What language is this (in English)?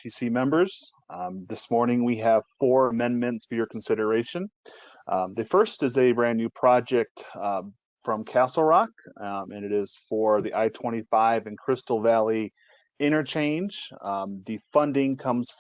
English